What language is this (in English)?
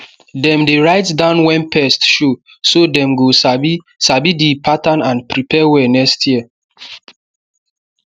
Nigerian Pidgin